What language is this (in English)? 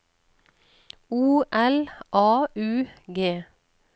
Norwegian